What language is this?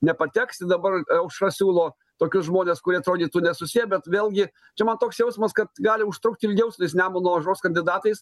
Lithuanian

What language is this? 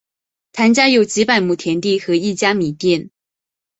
Chinese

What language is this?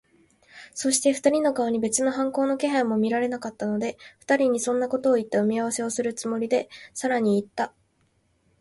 Japanese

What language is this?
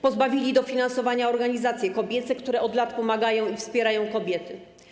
Polish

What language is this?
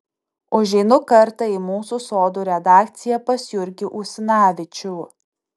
Lithuanian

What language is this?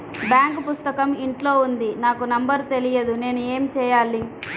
Telugu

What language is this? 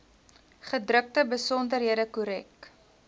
Afrikaans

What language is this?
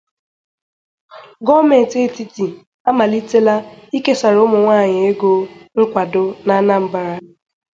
Igbo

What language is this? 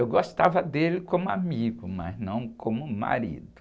Portuguese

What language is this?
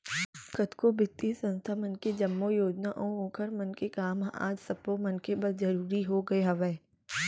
Chhattisgarhi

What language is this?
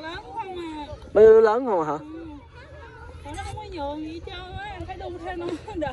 Vietnamese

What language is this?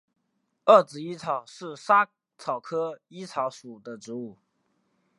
Chinese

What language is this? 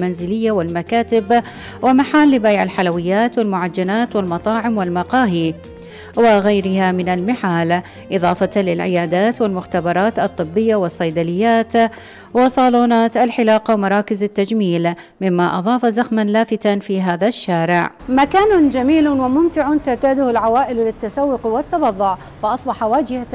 Arabic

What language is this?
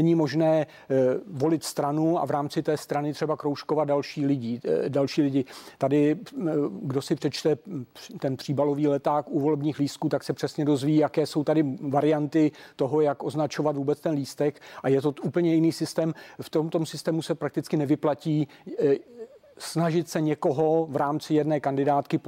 Czech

